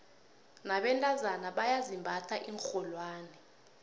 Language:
South Ndebele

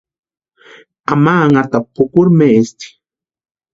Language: Western Highland Purepecha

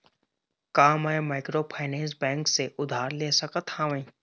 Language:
Chhattisgarhi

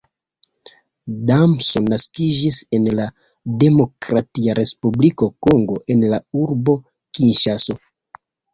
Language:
Esperanto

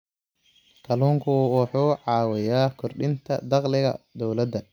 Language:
Somali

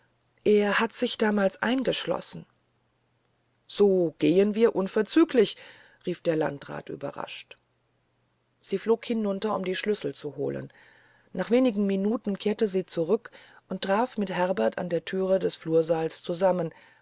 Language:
German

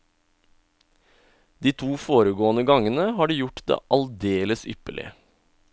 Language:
Norwegian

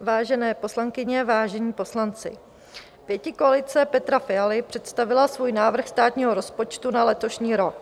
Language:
Czech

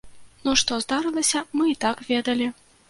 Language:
Belarusian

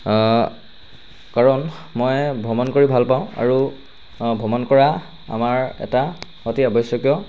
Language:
Assamese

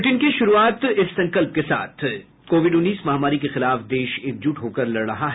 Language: Hindi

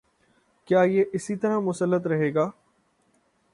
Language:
Urdu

